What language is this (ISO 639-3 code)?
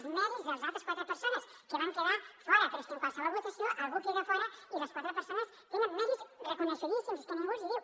cat